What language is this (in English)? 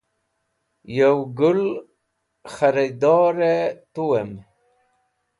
Wakhi